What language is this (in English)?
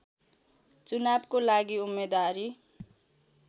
Nepali